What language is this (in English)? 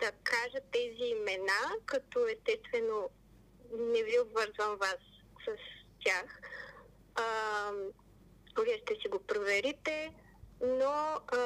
Bulgarian